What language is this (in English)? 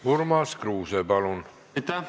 Estonian